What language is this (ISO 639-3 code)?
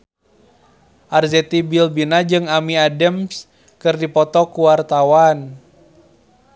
sun